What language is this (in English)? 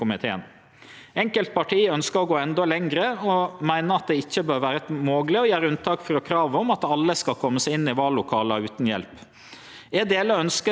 Norwegian